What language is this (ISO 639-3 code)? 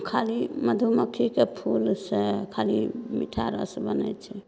mai